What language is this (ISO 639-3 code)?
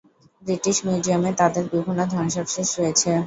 ben